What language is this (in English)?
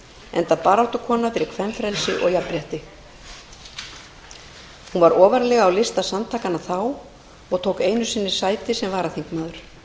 Icelandic